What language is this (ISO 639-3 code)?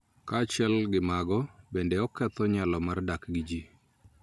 luo